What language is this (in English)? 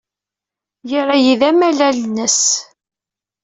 Kabyle